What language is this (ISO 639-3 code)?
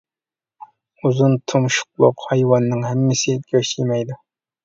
uig